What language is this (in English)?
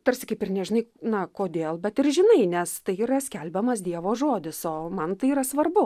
Lithuanian